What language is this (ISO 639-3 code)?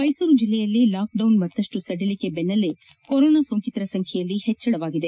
kan